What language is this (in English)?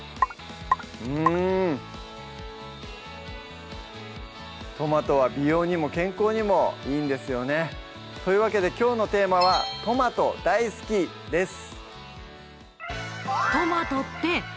Japanese